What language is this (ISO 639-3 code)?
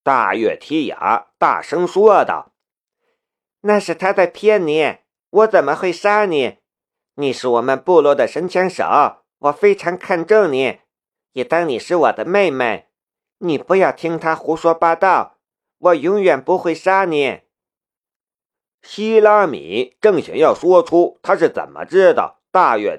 zho